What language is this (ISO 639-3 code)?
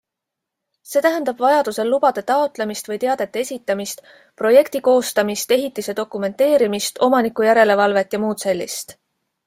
est